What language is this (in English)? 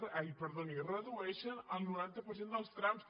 Catalan